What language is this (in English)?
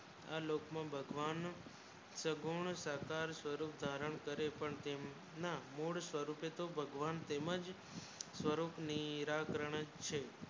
Gujarati